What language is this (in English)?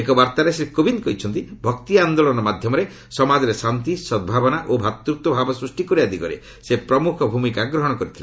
Odia